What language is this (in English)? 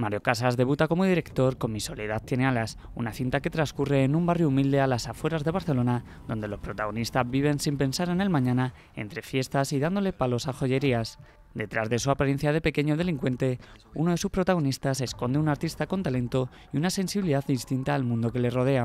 Spanish